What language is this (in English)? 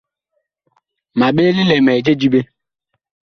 Bakoko